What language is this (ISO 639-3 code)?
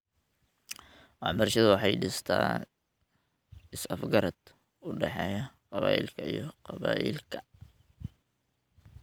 som